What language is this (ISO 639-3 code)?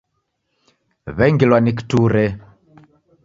dav